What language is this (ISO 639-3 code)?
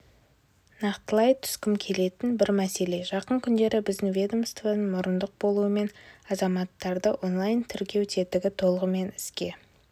kaz